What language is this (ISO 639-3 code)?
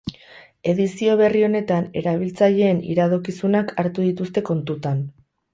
eus